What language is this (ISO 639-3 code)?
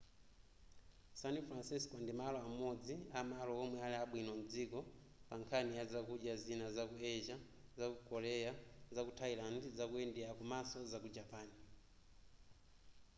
nya